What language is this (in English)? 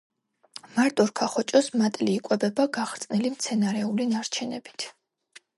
Georgian